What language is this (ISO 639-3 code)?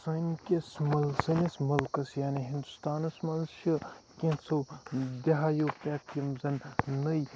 kas